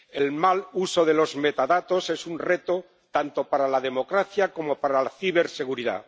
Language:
Spanish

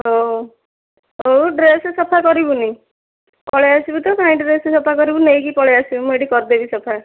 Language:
Odia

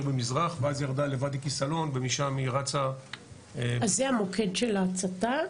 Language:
Hebrew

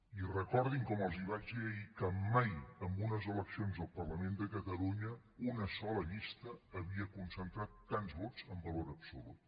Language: Catalan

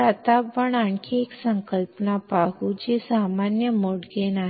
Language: Kannada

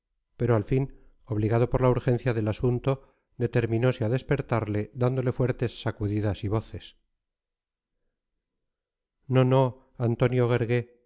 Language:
Spanish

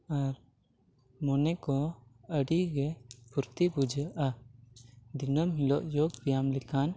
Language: Santali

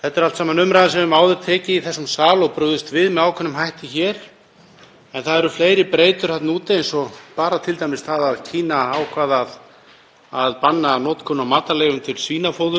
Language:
Icelandic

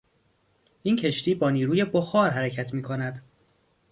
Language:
Persian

